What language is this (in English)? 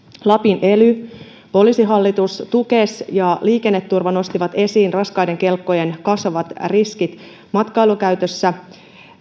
Finnish